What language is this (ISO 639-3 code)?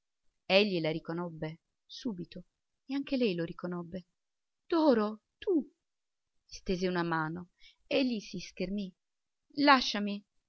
ita